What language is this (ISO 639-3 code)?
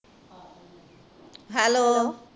pan